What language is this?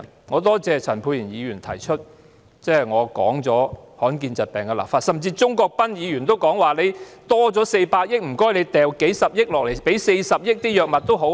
Cantonese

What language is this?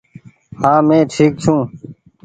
Goaria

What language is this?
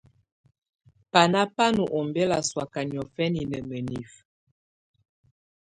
Tunen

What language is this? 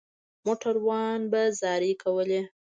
Pashto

